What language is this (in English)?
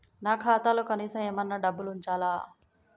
Telugu